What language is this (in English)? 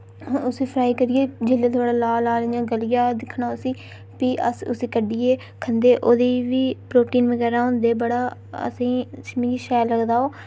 Dogri